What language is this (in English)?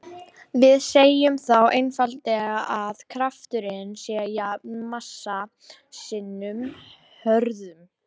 Icelandic